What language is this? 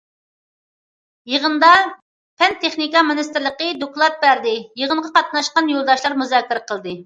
Uyghur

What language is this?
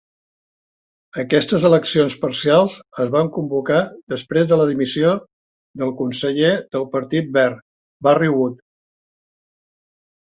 Catalan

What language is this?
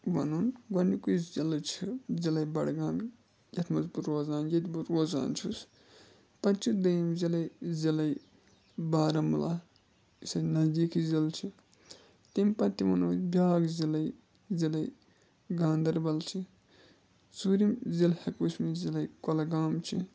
Kashmiri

